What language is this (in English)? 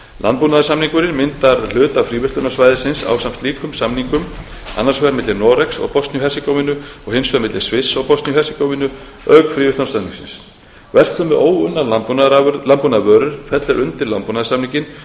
Icelandic